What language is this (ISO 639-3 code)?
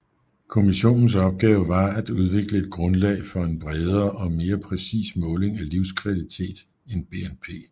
dan